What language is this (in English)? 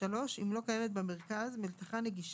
Hebrew